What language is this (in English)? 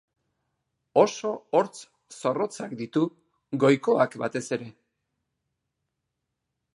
Basque